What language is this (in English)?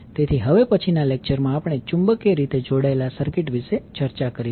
Gujarati